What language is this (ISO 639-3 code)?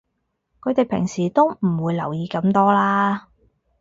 yue